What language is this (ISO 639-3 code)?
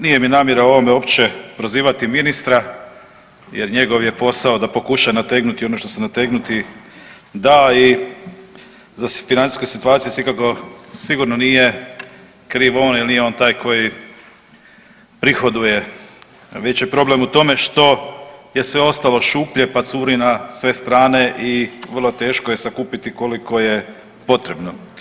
hrv